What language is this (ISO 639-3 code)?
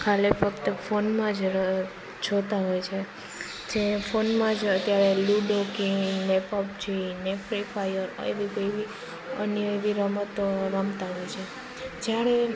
guj